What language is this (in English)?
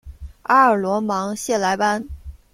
Chinese